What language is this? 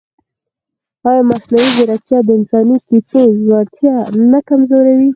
Pashto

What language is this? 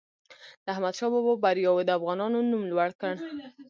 Pashto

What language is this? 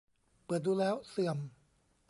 Thai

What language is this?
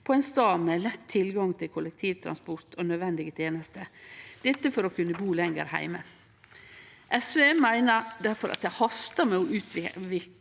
Norwegian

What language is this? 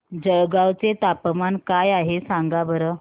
Marathi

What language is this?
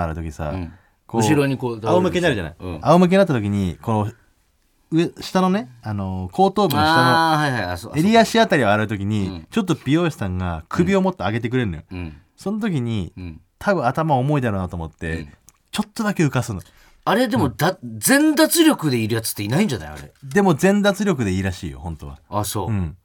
Japanese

